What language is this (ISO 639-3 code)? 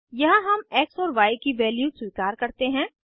hin